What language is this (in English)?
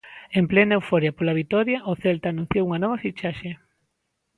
Galician